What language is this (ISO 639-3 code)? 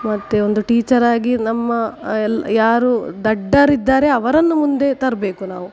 kan